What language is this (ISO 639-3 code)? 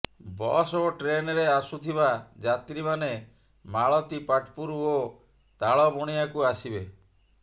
ori